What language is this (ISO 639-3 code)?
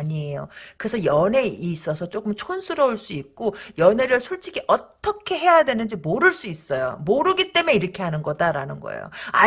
kor